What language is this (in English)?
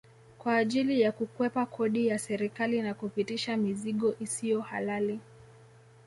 Swahili